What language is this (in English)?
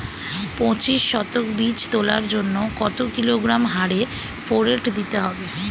Bangla